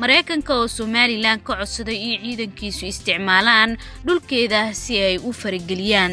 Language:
Arabic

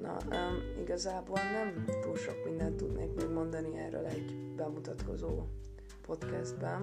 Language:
Hungarian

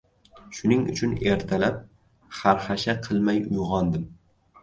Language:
Uzbek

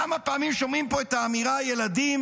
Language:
Hebrew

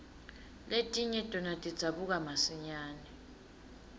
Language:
Swati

